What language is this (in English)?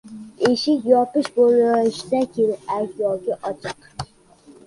Uzbek